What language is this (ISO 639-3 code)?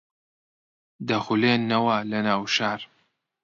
ckb